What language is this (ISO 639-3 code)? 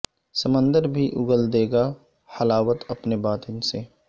urd